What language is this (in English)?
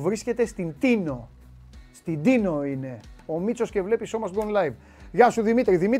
Greek